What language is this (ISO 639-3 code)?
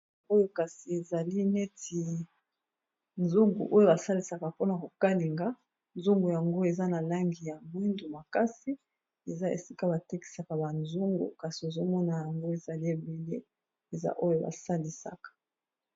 lin